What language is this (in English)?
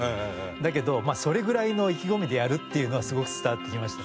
Japanese